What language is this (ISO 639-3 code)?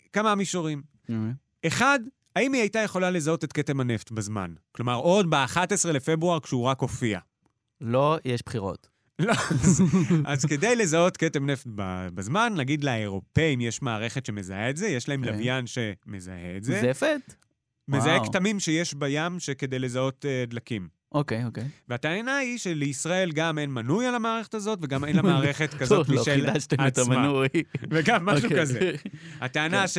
heb